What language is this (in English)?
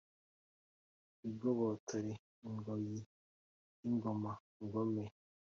Kinyarwanda